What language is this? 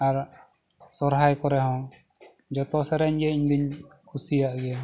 Santali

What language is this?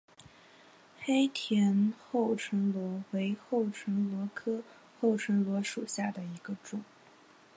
Chinese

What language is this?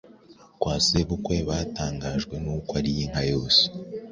Kinyarwanda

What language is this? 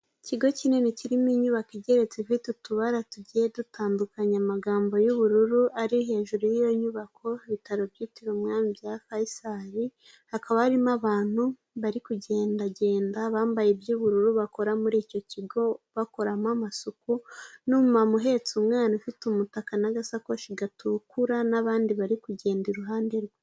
Kinyarwanda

